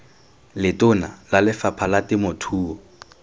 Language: Tswana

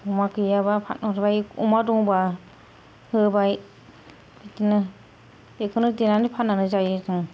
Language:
Bodo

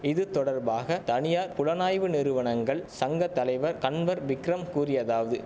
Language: Tamil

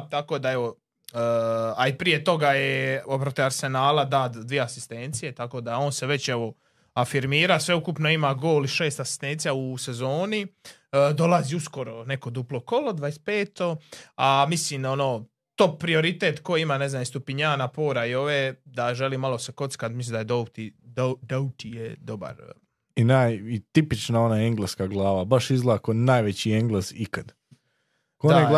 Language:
Croatian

